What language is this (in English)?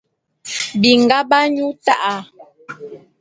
Bulu